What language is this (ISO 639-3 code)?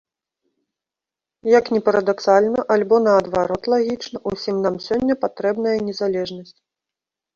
bel